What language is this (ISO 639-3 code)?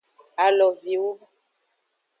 ajg